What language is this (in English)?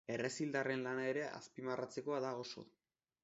Basque